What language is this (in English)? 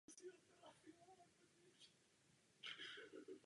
Czech